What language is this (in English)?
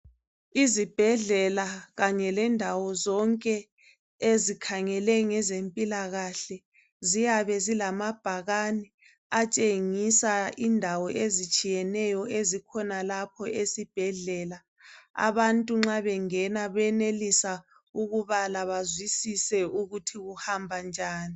North Ndebele